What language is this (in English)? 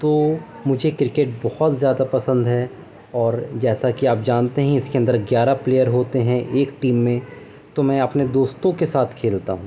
Urdu